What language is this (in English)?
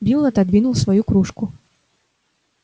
Russian